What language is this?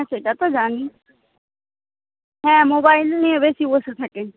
Bangla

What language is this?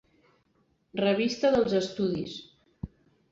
Catalan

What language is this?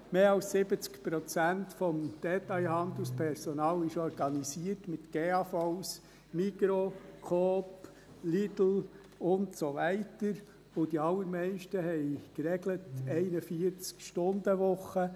Swiss German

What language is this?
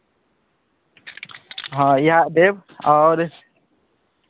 Maithili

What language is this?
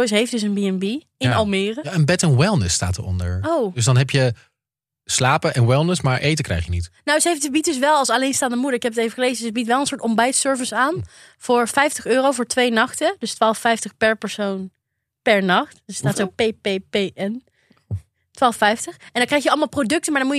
Dutch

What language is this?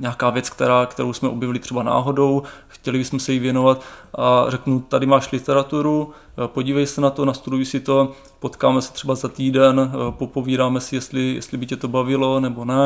Czech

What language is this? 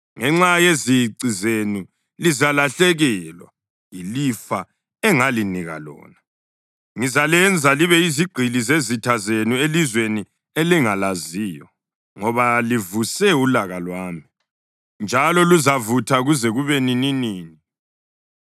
North Ndebele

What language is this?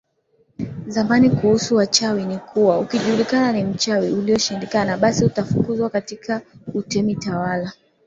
Swahili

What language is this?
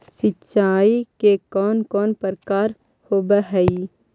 Magahi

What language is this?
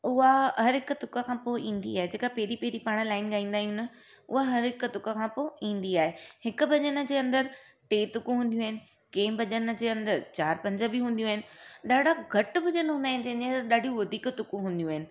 Sindhi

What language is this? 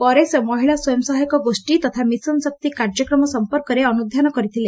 Odia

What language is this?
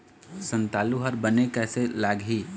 Chhattisgarhi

